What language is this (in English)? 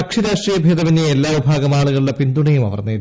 Malayalam